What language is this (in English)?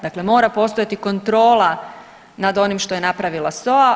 Croatian